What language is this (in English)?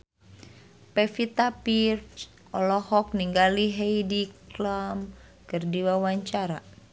Sundanese